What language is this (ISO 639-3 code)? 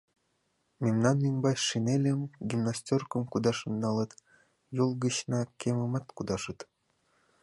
chm